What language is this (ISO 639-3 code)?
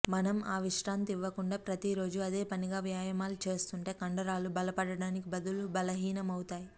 tel